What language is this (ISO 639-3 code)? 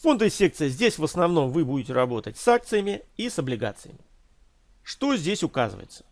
rus